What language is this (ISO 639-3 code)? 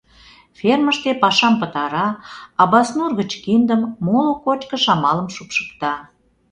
chm